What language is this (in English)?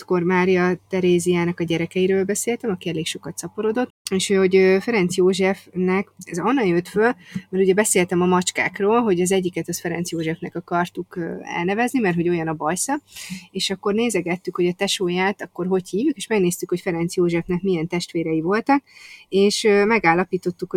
Hungarian